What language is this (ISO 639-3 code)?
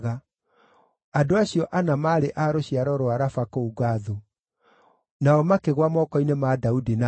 kik